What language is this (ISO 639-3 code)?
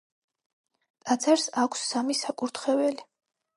kat